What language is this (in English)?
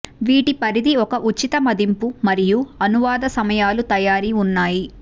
Telugu